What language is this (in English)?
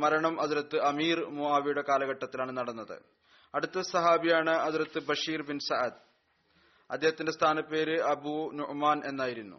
Malayalam